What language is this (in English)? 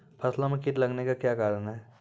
Maithili